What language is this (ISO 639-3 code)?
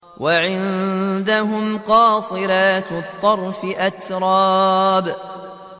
ara